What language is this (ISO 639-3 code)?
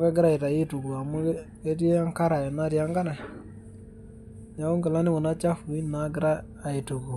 mas